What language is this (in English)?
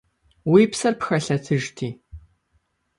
Kabardian